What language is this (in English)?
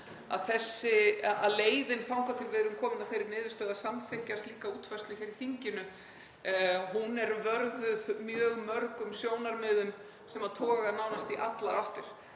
Icelandic